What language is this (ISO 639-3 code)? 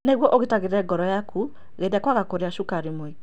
kik